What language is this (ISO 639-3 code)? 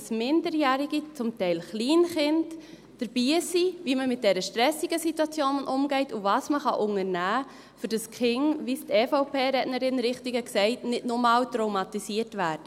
gsw